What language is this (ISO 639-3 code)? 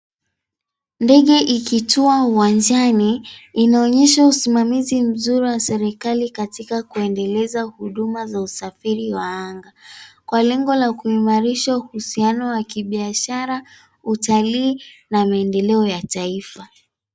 swa